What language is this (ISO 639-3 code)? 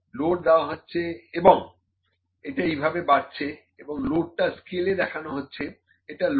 ben